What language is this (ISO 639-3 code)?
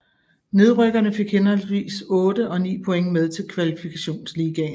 dan